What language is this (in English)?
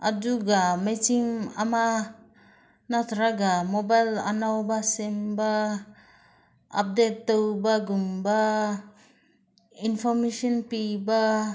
Manipuri